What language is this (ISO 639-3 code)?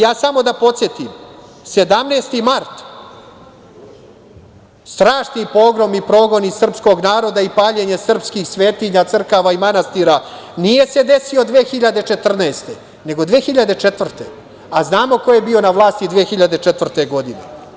srp